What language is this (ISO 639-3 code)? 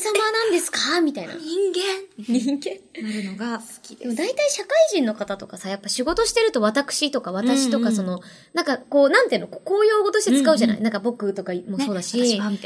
jpn